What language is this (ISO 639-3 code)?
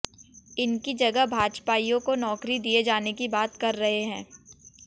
hin